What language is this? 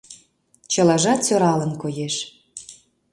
Mari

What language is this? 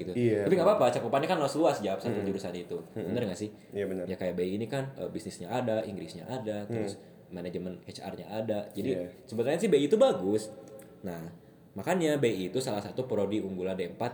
Indonesian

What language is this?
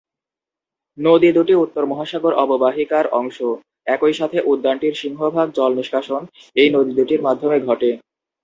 Bangla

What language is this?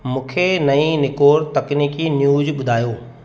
Sindhi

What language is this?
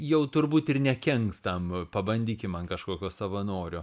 Lithuanian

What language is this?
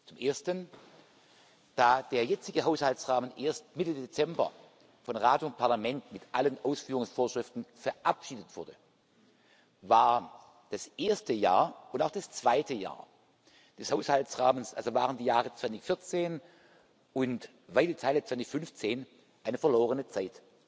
German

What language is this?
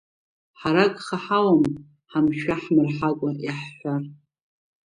Abkhazian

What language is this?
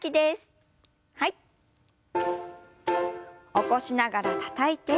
Japanese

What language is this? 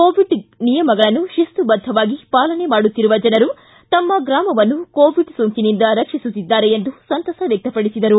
Kannada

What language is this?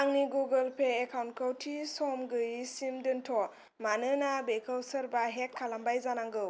Bodo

